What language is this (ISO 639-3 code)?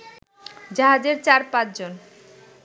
ben